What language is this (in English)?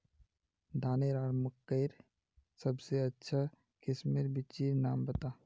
Magahi